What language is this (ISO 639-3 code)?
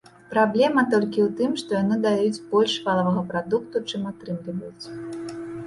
bel